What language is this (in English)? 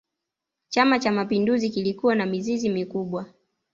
Swahili